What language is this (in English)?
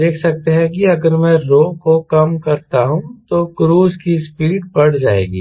Hindi